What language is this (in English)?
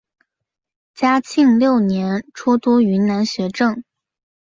Chinese